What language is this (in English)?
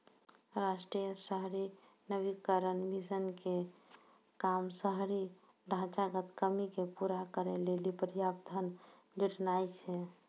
Maithili